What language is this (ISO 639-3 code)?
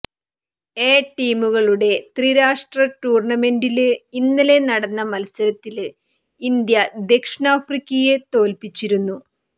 mal